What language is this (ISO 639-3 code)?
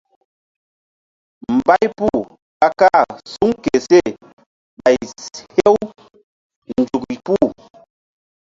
mdd